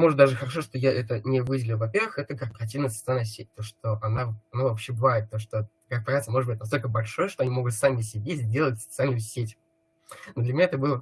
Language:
Russian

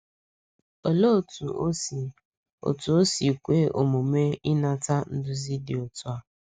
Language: Igbo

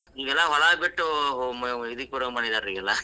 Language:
Kannada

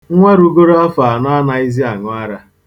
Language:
Igbo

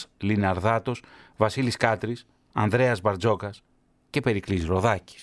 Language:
Greek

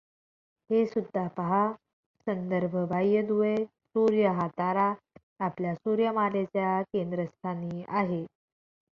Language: Marathi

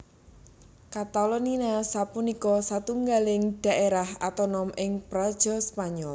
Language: Javanese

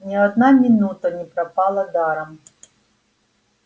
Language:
Russian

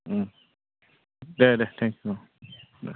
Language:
Bodo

